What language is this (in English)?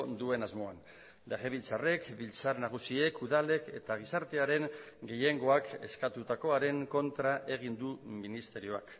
Basque